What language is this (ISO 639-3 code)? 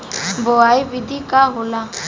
bho